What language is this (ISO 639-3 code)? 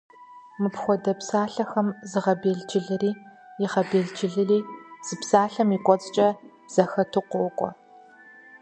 kbd